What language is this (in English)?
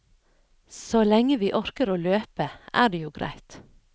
Norwegian